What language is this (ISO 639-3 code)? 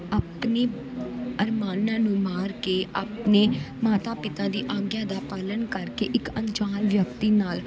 pan